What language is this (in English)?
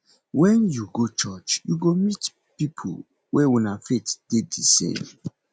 Nigerian Pidgin